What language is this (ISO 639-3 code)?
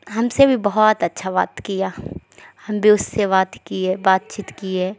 urd